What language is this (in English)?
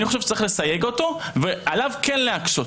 Hebrew